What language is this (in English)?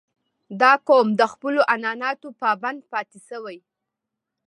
Pashto